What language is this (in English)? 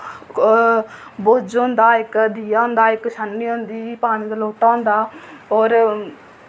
Dogri